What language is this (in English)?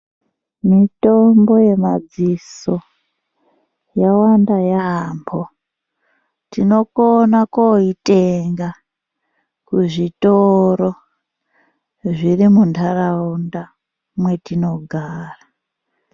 Ndau